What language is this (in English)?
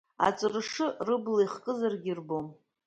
Abkhazian